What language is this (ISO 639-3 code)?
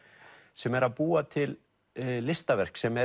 isl